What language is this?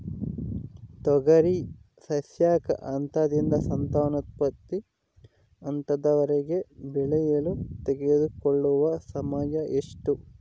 Kannada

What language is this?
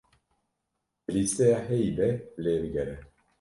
Kurdish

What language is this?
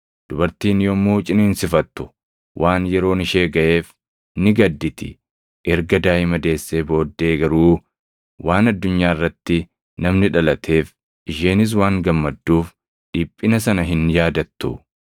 Oromo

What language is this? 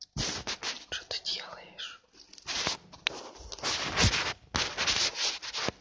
Russian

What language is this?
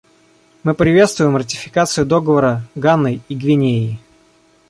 Russian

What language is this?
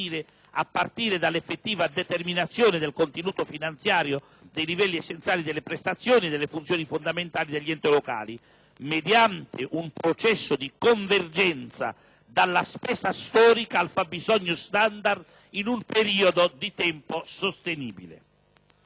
Italian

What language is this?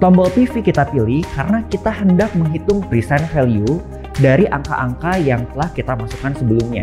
Indonesian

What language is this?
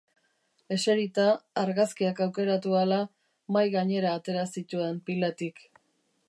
Basque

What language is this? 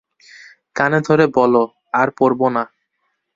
Bangla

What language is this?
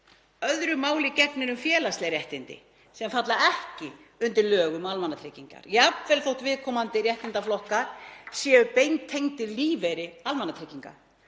Icelandic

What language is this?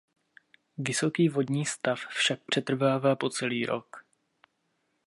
Czech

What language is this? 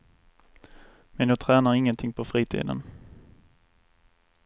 Swedish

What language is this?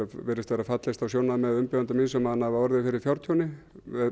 Icelandic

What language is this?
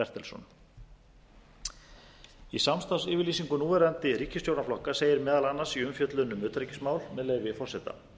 Icelandic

